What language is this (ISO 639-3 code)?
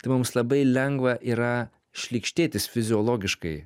lit